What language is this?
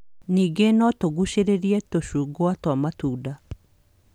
Kikuyu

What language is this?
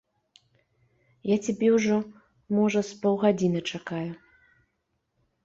Belarusian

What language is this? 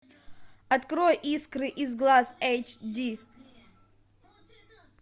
Russian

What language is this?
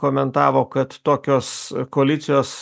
Lithuanian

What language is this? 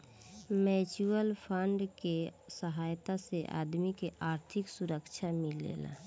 Bhojpuri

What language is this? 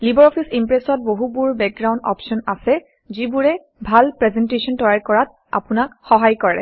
Assamese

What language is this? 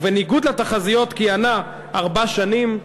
Hebrew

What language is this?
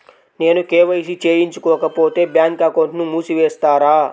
Telugu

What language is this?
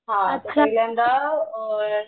Marathi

